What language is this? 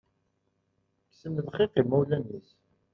Kabyle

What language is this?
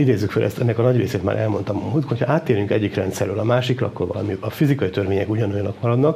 Hungarian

